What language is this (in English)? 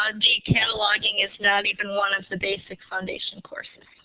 English